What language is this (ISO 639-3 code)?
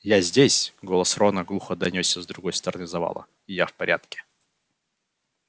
rus